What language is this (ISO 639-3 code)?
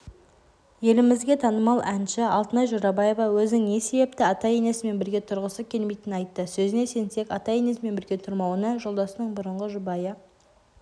kaz